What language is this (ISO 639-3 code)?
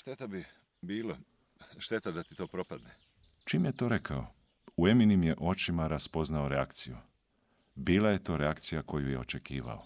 hrv